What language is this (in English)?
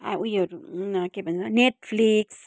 Nepali